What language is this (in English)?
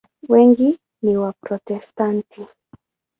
Swahili